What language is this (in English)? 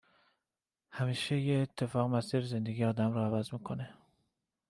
Persian